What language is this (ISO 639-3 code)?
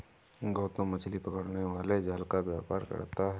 hin